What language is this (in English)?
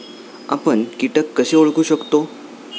Marathi